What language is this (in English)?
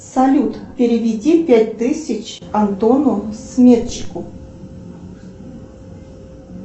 Russian